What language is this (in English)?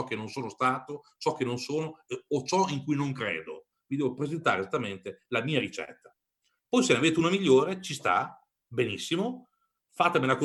Italian